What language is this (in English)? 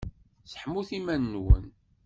Kabyle